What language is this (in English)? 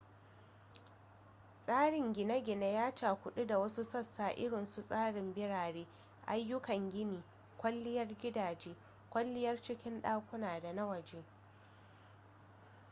Hausa